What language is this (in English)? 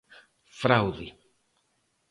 Galician